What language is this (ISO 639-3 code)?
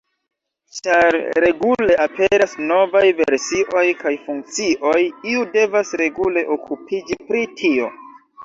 epo